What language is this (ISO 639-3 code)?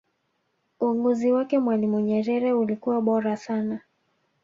swa